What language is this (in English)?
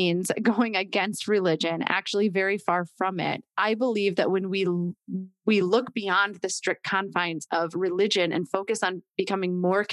English